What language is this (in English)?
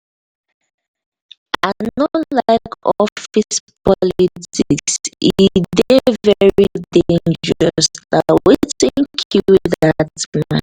Nigerian Pidgin